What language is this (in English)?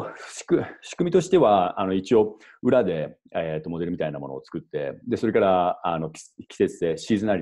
Japanese